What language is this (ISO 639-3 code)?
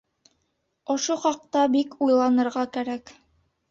bak